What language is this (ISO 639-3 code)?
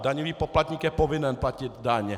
ces